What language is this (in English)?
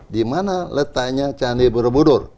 Indonesian